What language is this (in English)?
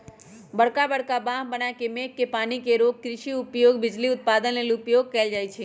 Magahi